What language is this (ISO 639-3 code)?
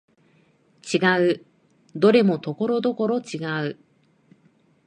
jpn